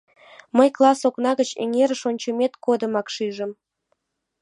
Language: Mari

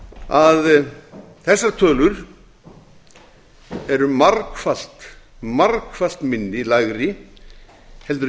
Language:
Icelandic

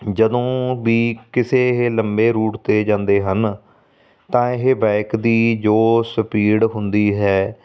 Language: Punjabi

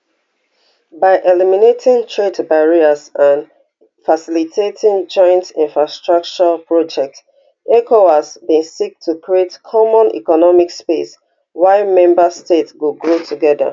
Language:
Nigerian Pidgin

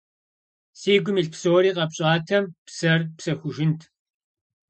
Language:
Kabardian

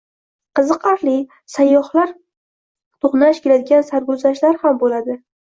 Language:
Uzbek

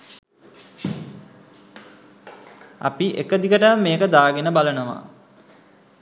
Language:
Sinhala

